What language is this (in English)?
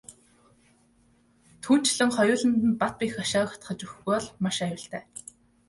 Mongolian